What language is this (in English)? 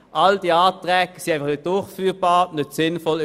Swiss German